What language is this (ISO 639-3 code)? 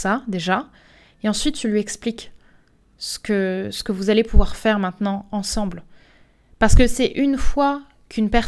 fra